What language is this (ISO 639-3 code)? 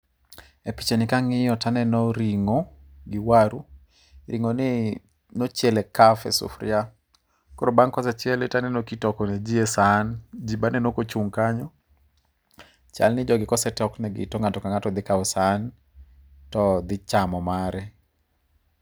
luo